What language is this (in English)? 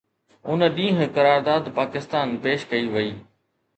Sindhi